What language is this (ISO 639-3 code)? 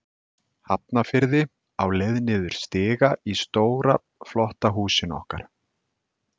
isl